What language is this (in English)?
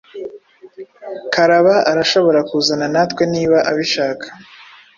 Kinyarwanda